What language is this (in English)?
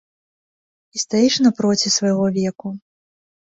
Belarusian